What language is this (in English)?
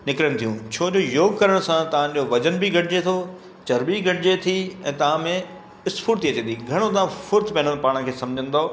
Sindhi